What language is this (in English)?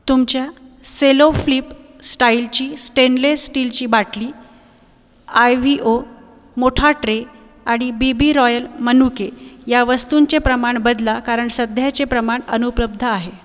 Marathi